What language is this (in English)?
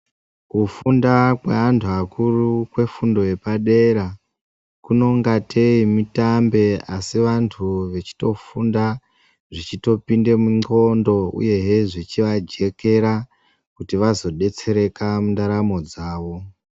Ndau